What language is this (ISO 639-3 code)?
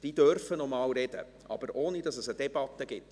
gsw